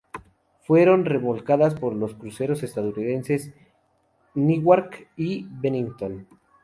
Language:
Spanish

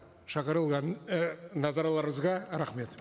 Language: Kazakh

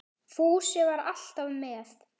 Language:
Icelandic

